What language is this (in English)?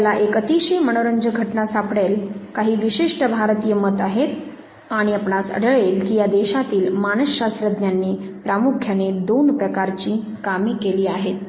Marathi